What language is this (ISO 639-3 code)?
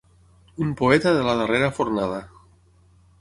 cat